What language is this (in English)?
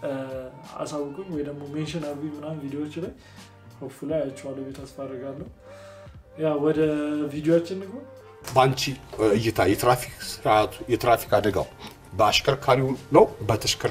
Arabic